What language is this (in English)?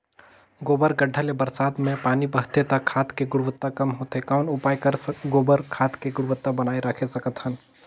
Chhattisgarhi